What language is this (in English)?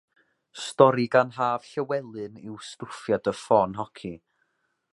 Welsh